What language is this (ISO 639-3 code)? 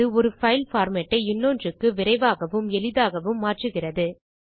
tam